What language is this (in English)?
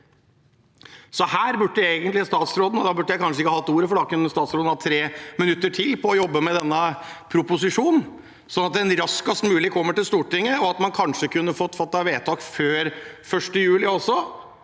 Norwegian